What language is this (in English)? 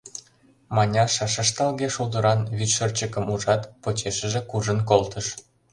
Mari